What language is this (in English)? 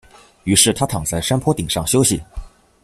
Chinese